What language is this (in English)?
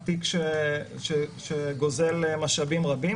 Hebrew